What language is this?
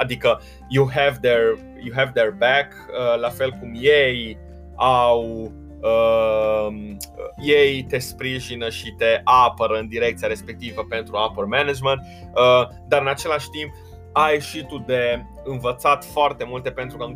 Romanian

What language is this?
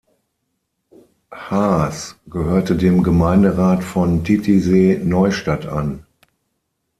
German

